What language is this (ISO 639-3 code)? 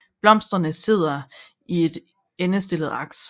dan